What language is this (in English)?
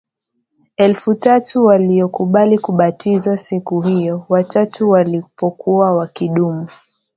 Swahili